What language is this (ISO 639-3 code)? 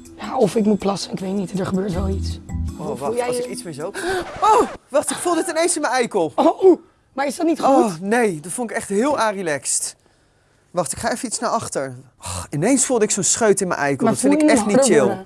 nld